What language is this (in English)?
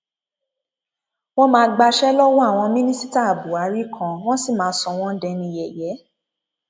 Yoruba